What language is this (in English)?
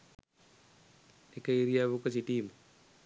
Sinhala